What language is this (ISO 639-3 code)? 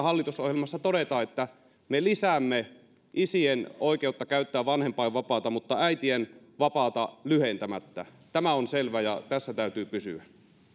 fin